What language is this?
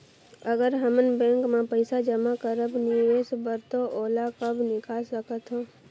Chhattisgarhi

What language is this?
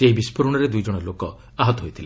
Odia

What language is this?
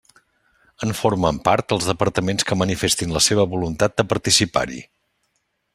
Catalan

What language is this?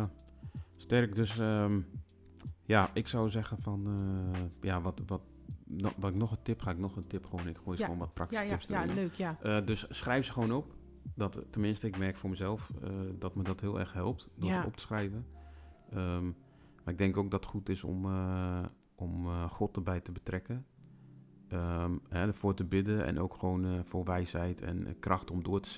Dutch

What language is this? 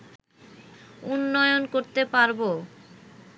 Bangla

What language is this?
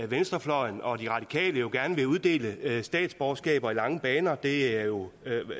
Danish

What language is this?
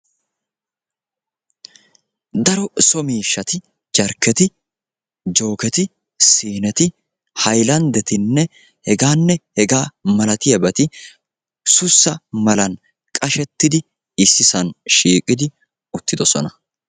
Wolaytta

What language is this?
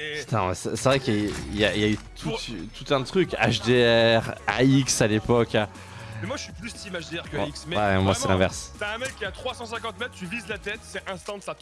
French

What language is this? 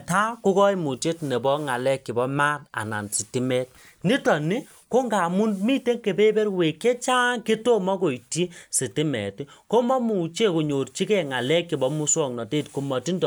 Kalenjin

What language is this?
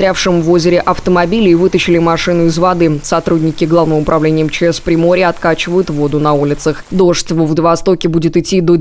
Russian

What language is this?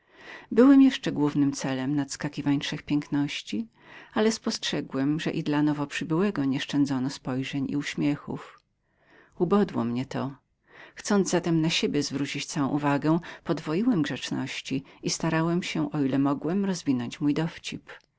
Polish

